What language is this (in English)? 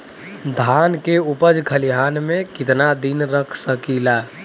Bhojpuri